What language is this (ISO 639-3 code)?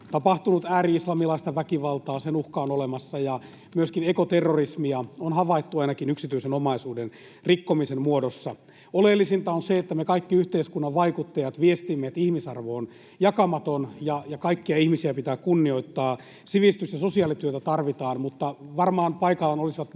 fin